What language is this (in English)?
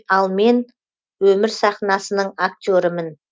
Kazakh